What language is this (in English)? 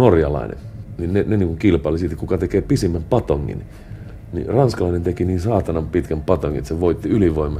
Finnish